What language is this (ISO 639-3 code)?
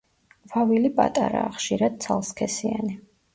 kat